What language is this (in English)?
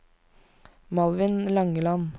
Norwegian